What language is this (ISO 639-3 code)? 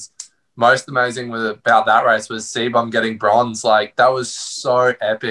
eng